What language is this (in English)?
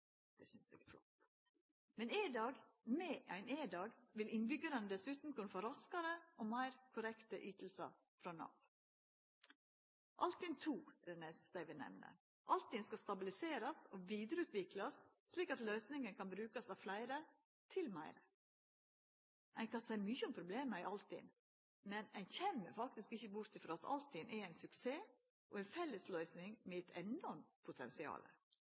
Norwegian Nynorsk